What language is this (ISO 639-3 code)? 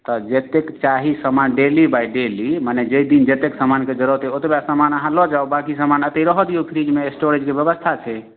mai